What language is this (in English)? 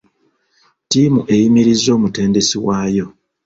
Ganda